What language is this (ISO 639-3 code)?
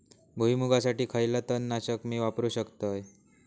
mar